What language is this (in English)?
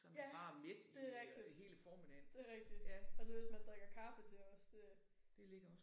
Danish